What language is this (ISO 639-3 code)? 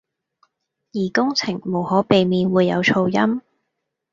yue